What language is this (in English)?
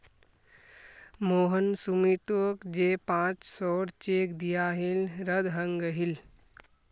Magahi